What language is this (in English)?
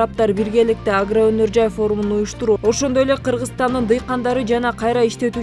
Turkish